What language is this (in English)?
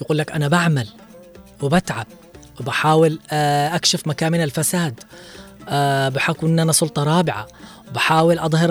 Arabic